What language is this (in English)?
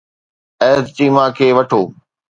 Sindhi